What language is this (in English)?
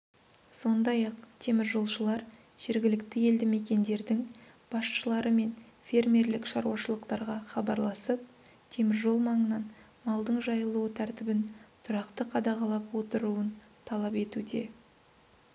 Kazakh